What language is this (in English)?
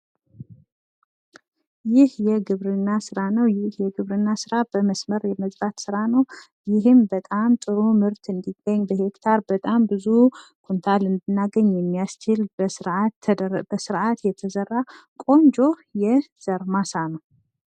Amharic